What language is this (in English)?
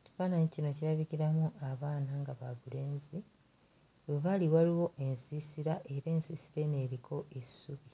Ganda